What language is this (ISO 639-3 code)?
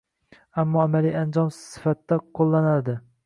uzb